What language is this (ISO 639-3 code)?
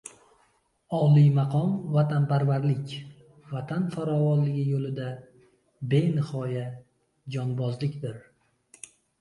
uzb